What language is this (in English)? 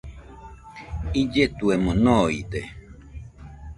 Nüpode Huitoto